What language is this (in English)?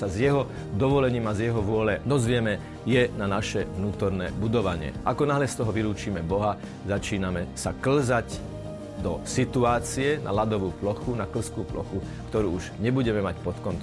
Slovak